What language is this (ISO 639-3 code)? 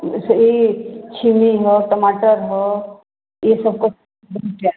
hin